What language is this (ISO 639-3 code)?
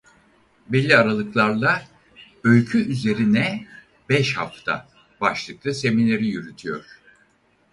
tur